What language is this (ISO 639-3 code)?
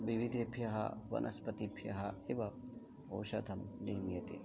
san